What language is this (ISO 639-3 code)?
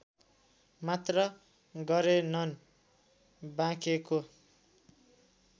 nep